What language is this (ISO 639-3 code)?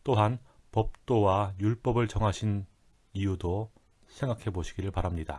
kor